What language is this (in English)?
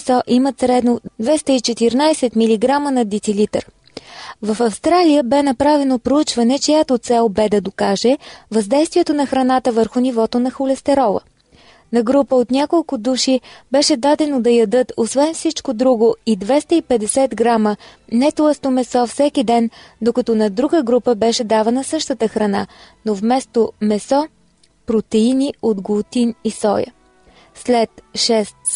Bulgarian